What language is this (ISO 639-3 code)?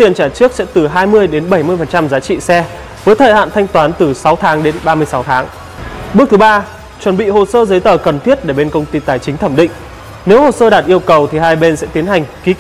vie